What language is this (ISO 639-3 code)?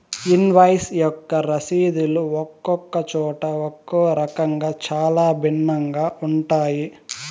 tel